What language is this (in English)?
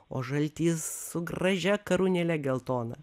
Lithuanian